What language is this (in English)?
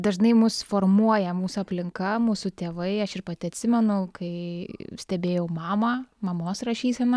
Lithuanian